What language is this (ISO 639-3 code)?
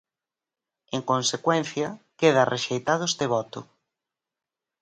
glg